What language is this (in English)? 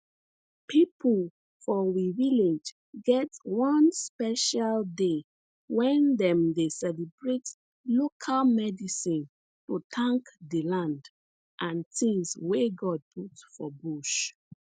Nigerian Pidgin